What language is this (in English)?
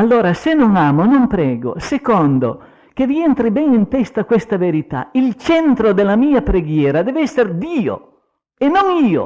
Italian